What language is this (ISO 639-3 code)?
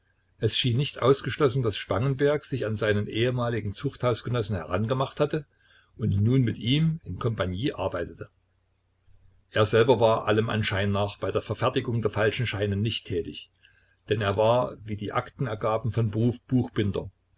deu